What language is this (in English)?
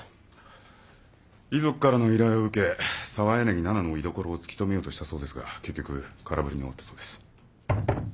Japanese